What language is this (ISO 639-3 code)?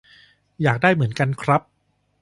tha